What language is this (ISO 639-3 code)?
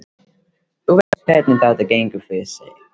isl